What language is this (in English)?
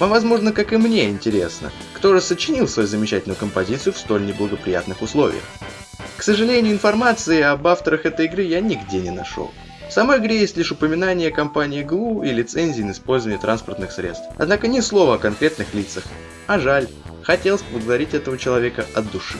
Russian